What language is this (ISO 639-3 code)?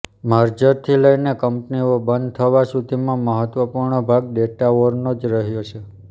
guj